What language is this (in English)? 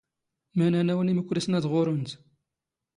Standard Moroccan Tamazight